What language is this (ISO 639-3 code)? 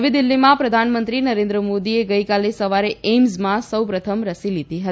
guj